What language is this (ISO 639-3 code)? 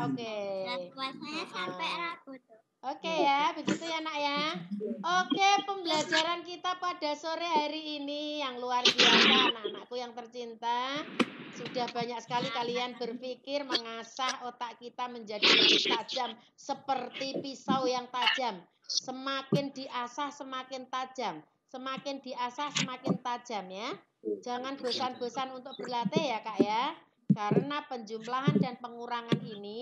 ind